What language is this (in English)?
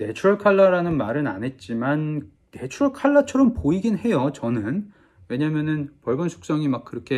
Korean